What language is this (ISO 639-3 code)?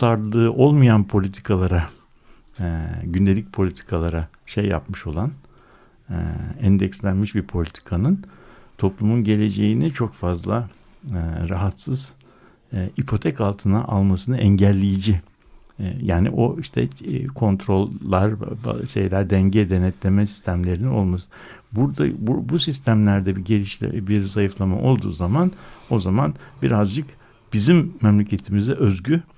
tur